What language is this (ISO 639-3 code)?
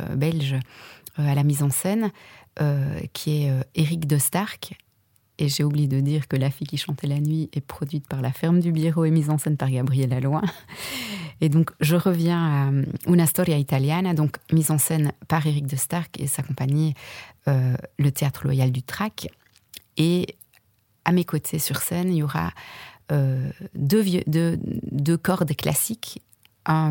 fra